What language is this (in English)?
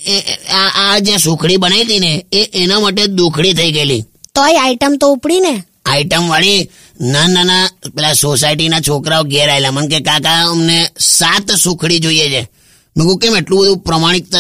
Hindi